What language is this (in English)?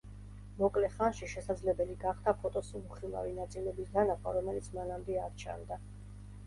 Georgian